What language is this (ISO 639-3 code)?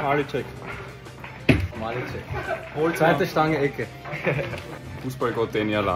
deu